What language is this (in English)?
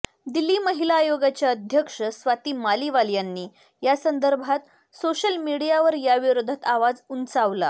Marathi